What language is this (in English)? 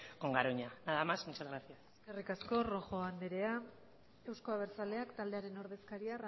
Basque